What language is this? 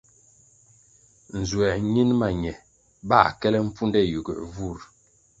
Kwasio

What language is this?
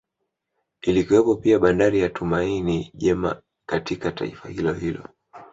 Swahili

